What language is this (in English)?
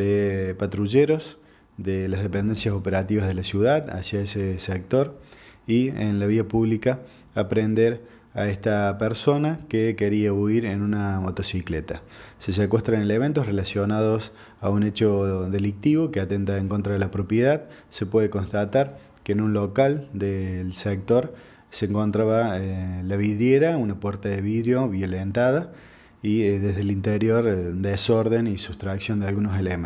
Spanish